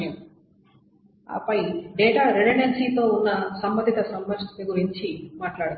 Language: Telugu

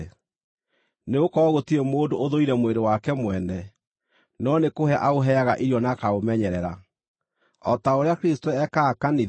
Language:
Kikuyu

